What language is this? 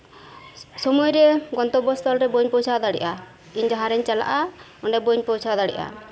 Santali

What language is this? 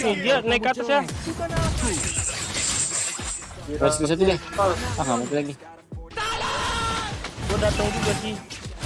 Indonesian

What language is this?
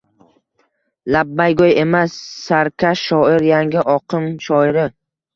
Uzbek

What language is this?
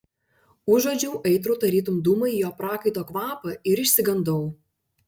Lithuanian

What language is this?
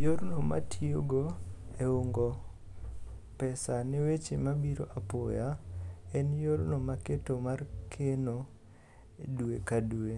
Luo (Kenya and Tanzania)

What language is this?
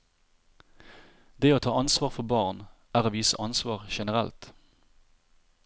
Norwegian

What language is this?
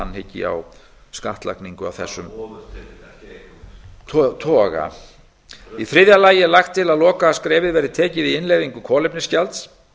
Icelandic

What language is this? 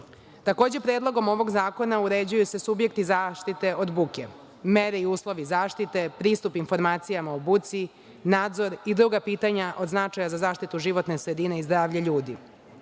Serbian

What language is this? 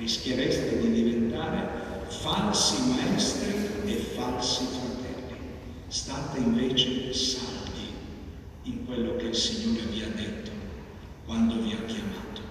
Italian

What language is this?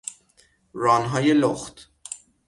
Persian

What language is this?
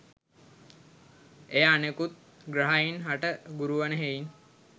Sinhala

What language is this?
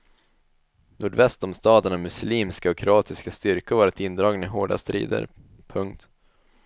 Swedish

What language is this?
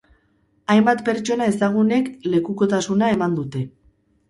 Basque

